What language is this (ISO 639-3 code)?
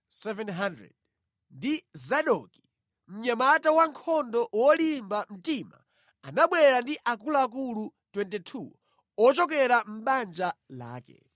nya